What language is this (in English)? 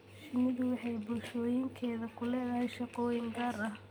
Somali